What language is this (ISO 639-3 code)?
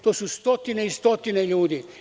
srp